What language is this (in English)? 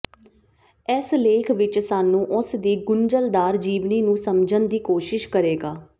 Punjabi